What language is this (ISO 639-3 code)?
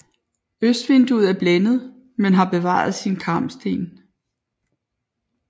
dan